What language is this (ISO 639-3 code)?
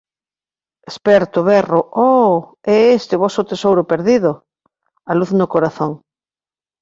glg